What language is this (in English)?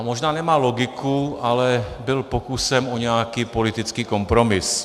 Czech